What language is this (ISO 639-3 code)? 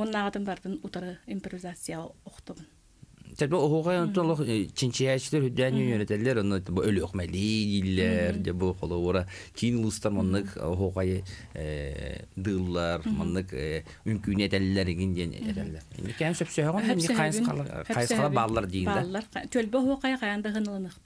ara